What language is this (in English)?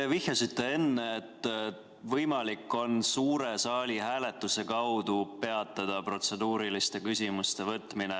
Estonian